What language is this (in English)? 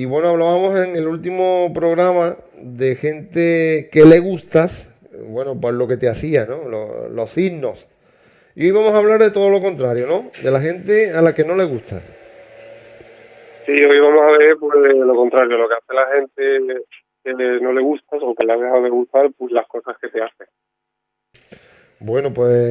Spanish